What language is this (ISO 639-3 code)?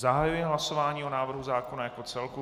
ces